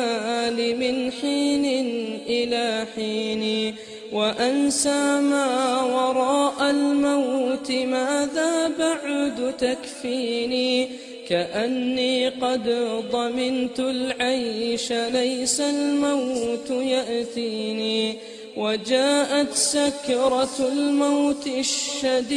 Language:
Arabic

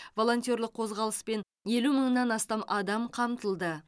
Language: Kazakh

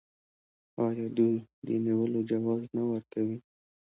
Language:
Pashto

